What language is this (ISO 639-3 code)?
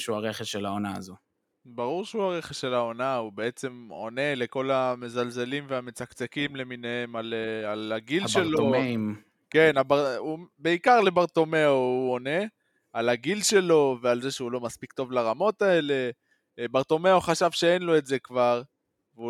heb